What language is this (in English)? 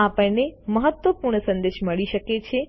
Gujarati